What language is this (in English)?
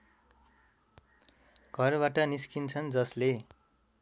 Nepali